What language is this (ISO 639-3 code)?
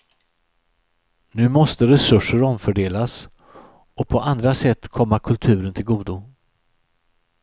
swe